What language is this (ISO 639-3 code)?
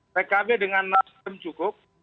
ind